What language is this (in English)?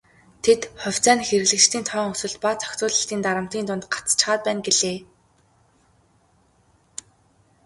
Mongolian